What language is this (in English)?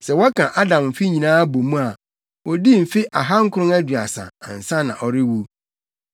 Akan